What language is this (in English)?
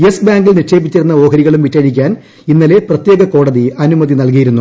Malayalam